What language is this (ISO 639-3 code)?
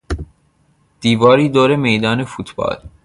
fas